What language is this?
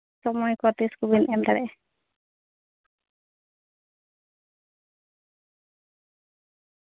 Santali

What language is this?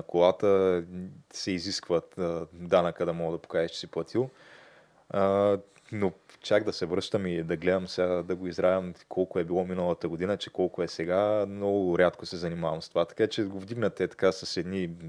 Bulgarian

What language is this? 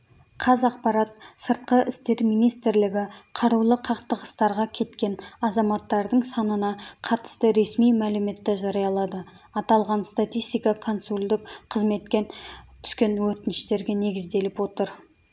Kazakh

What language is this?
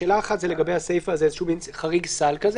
Hebrew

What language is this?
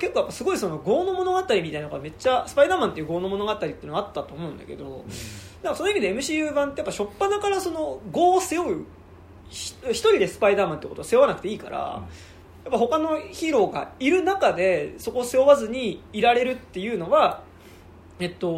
Japanese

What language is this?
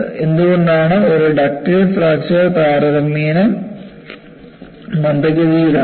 Malayalam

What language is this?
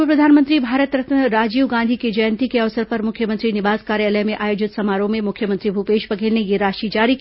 Hindi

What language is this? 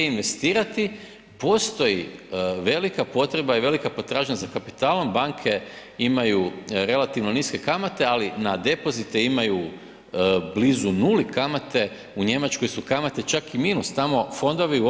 Croatian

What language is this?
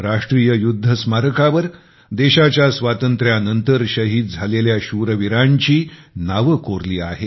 Marathi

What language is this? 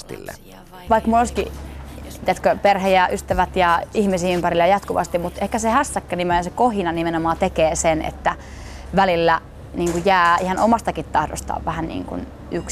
Finnish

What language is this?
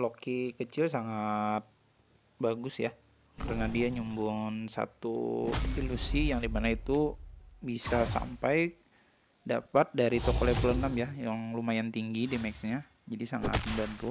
Indonesian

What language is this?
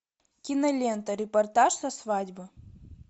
Russian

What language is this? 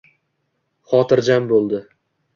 Uzbek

